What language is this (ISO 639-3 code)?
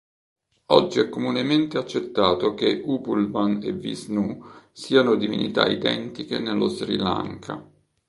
ita